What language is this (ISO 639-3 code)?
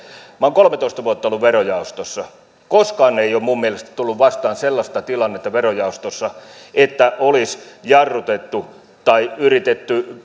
fin